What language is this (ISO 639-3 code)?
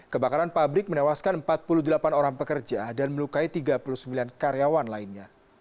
ind